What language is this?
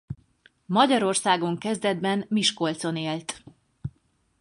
Hungarian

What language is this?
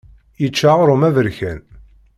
Kabyle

